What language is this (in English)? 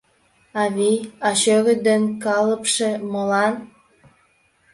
Mari